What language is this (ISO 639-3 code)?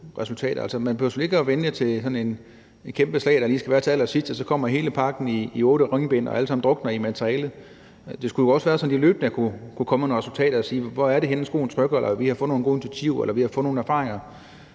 dan